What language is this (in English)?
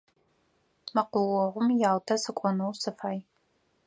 Adyghe